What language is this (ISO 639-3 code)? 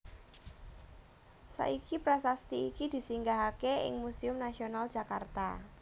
jav